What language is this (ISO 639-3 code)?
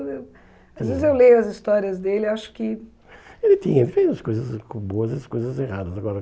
por